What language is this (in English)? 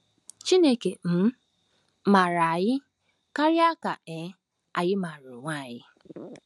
Igbo